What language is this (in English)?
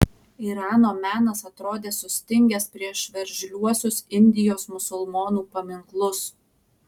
Lithuanian